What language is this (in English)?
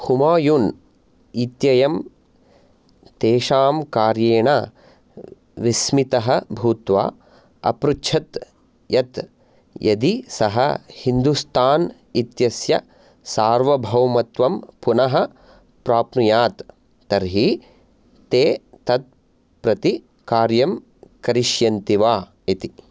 Sanskrit